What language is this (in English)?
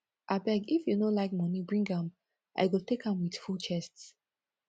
Nigerian Pidgin